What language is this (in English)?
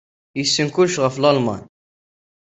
Kabyle